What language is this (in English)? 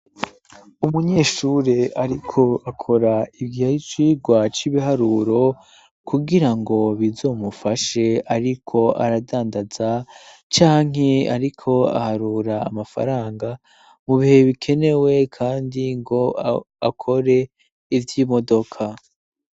Rundi